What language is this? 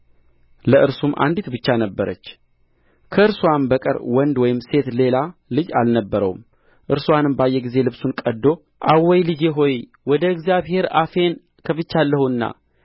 Amharic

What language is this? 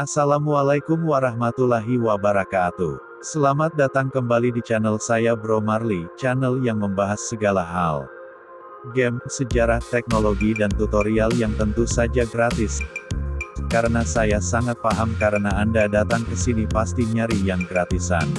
Indonesian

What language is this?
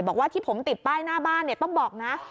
Thai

